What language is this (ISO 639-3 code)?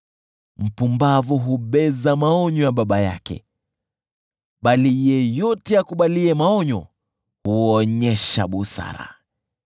swa